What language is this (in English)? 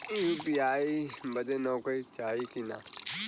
Bhojpuri